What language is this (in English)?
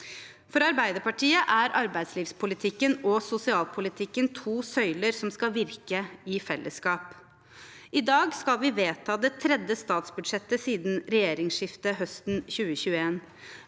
Norwegian